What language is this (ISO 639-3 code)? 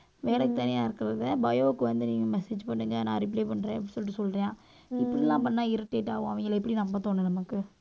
tam